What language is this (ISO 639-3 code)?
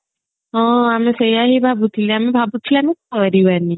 ori